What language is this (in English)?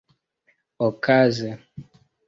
Esperanto